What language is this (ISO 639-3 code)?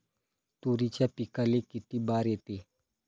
mar